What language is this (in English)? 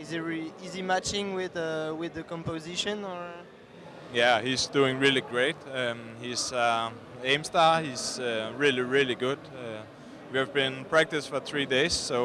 French